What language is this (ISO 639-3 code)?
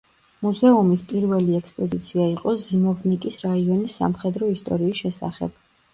kat